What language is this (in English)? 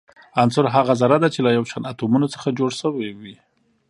Pashto